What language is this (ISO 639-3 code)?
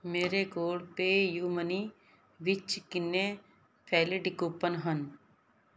pan